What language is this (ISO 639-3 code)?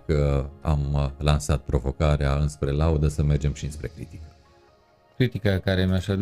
ron